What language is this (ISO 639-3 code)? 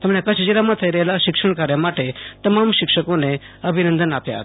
guj